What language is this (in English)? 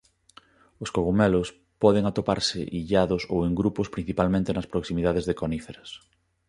Galician